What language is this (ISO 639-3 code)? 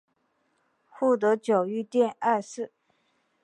zho